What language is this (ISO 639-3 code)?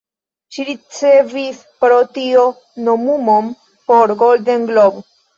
epo